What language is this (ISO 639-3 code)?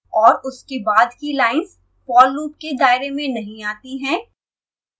hin